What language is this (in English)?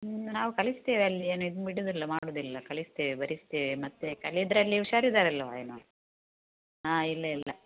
Kannada